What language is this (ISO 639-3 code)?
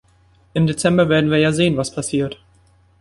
deu